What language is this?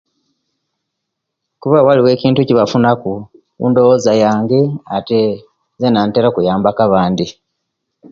Kenyi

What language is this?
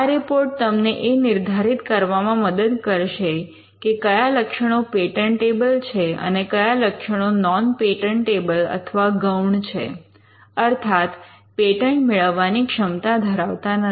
Gujarati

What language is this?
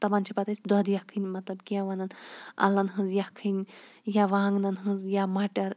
Kashmiri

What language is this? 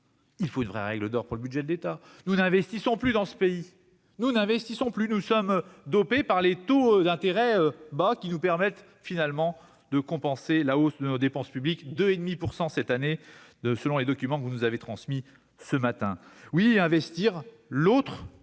French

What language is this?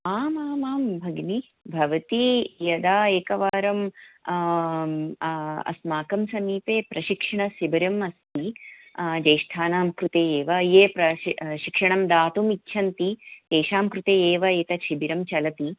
Sanskrit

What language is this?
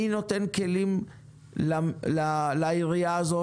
Hebrew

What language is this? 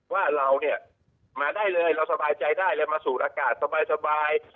Thai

